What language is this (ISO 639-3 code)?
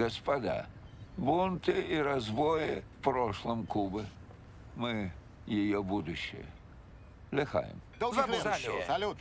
rus